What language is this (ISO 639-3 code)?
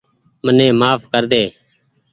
gig